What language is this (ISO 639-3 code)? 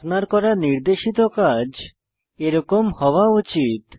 ben